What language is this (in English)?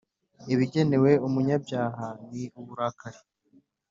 Kinyarwanda